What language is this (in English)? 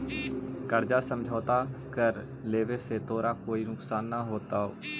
Magahi